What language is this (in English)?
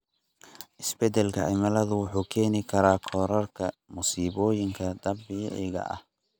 Somali